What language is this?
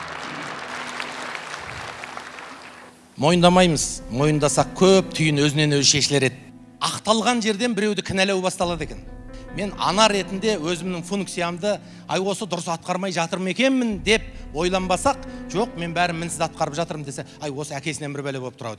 Turkish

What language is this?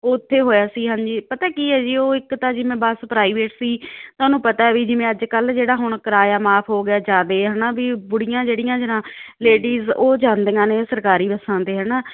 Punjabi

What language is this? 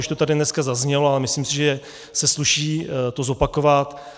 Czech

